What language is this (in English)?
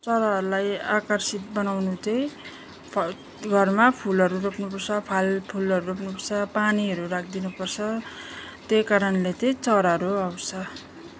Nepali